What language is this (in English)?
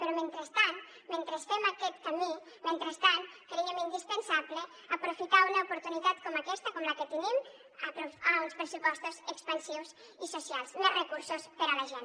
Catalan